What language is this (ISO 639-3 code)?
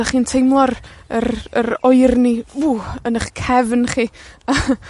cym